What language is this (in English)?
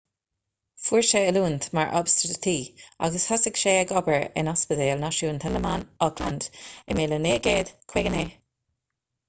Irish